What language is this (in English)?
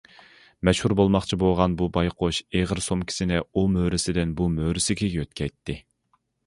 Uyghur